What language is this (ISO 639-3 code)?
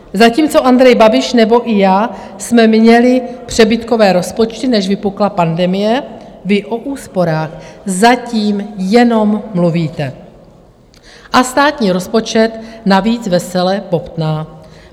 ces